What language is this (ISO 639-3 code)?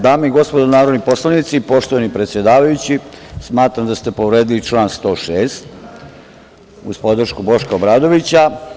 srp